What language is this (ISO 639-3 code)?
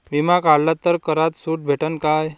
mar